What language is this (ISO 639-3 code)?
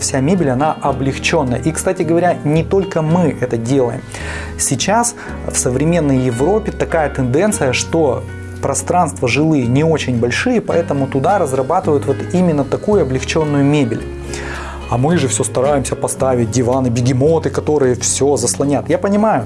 rus